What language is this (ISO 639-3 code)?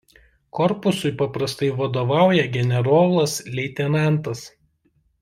lit